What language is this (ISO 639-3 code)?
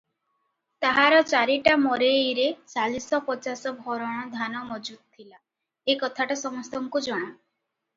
ori